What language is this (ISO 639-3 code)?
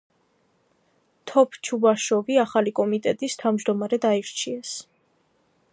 kat